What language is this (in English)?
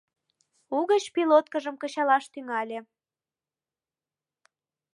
Mari